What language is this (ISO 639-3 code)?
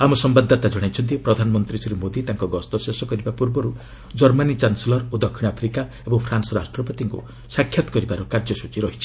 ori